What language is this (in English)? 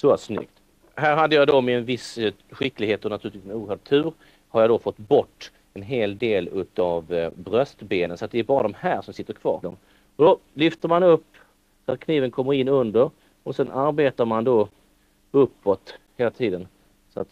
Swedish